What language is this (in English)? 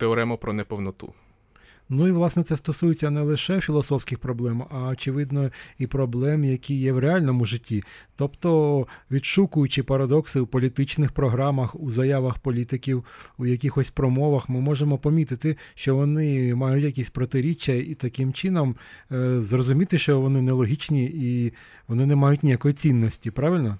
Ukrainian